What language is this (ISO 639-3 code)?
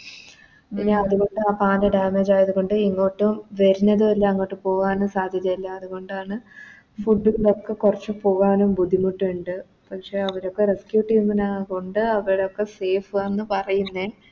mal